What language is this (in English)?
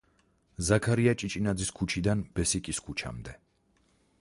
Georgian